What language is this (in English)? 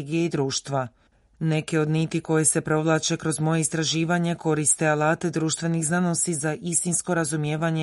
Croatian